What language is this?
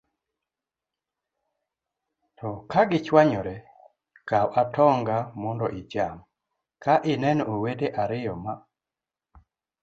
Luo (Kenya and Tanzania)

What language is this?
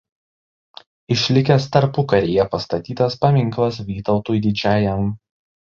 Lithuanian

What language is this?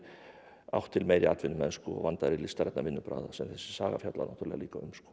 Icelandic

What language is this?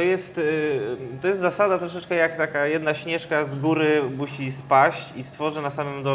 Polish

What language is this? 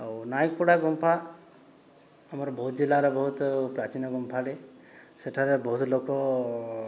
Odia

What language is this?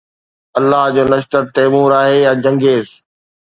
Sindhi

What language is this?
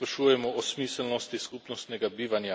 Slovenian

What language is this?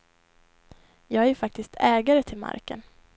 Swedish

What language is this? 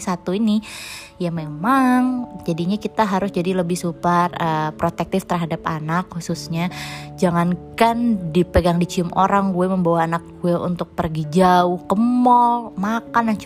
Indonesian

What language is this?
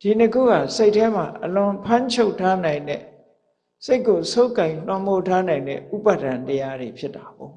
Burmese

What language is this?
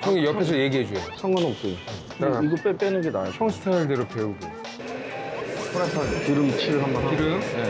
Korean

